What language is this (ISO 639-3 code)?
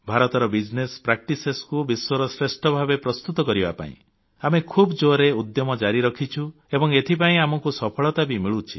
ori